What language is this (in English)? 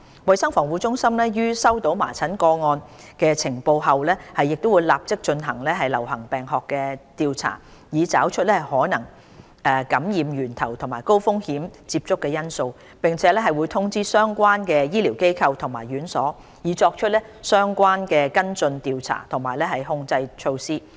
Cantonese